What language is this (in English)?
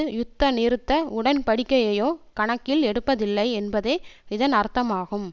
Tamil